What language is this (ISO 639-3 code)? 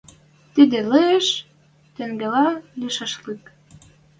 mrj